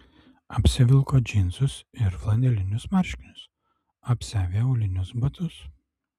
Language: Lithuanian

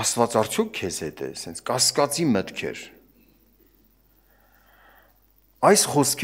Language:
Turkish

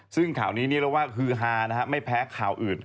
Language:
Thai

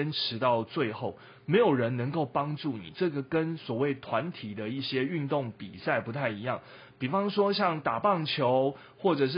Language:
Chinese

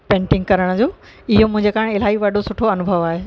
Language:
Sindhi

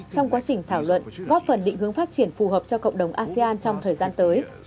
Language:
Vietnamese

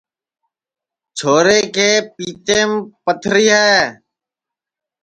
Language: Sansi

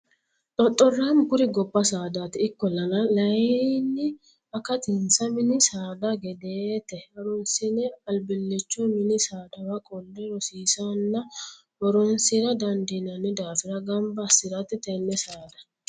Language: Sidamo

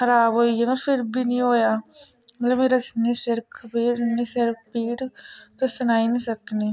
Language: Dogri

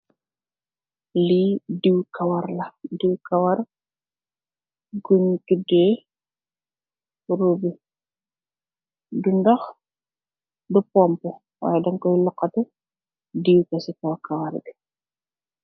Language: Wolof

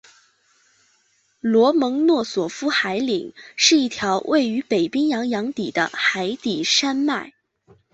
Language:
Chinese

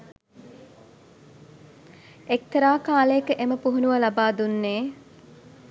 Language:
Sinhala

